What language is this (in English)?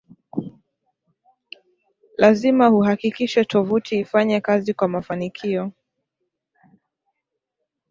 Swahili